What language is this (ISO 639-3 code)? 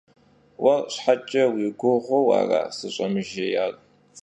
kbd